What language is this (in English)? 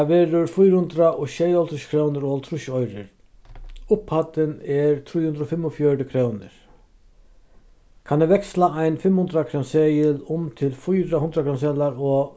Faroese